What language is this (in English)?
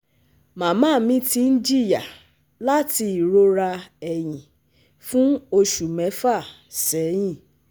Yoruba